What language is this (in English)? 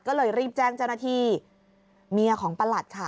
Thai